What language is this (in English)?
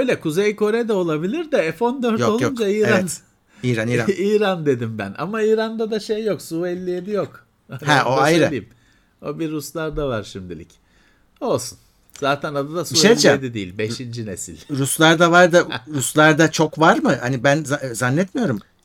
Turkish